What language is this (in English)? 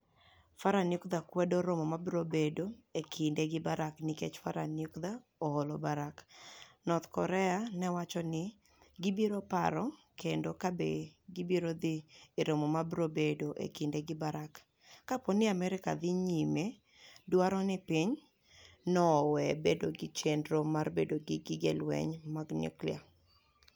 Luo (Kenya and Tanzania)